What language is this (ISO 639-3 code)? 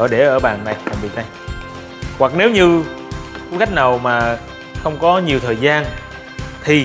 vie